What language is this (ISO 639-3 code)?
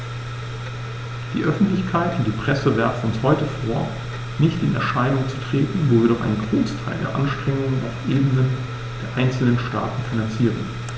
deu